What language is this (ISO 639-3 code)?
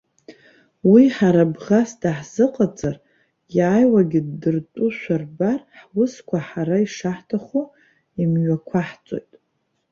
abk